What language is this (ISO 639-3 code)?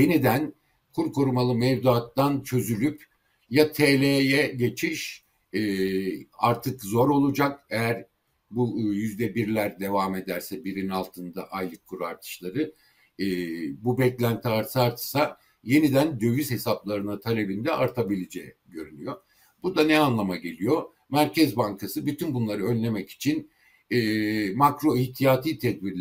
tur